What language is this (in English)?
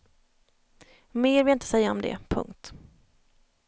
Swedish